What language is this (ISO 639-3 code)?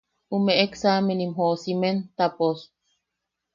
yaq